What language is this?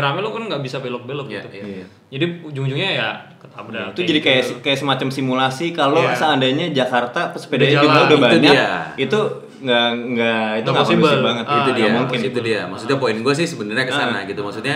Indonesian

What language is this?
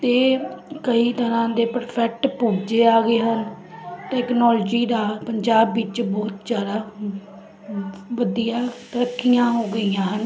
Punjabi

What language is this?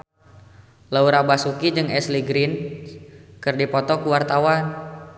Sundanese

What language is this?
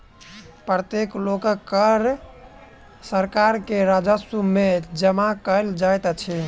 Maithili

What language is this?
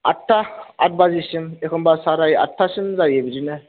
Bodo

